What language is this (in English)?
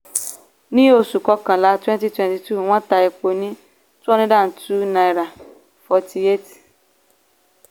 Yoruba